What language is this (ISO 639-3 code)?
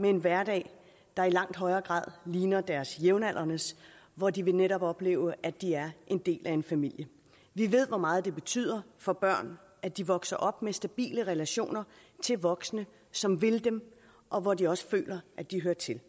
dan